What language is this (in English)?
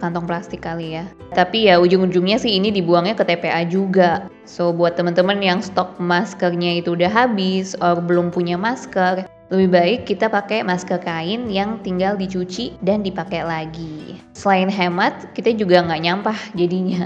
Indonesian